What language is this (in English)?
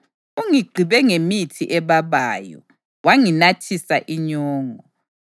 North Ndebele